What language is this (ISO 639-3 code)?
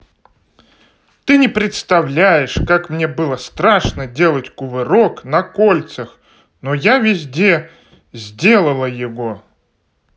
rus